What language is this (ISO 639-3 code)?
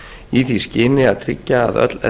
isl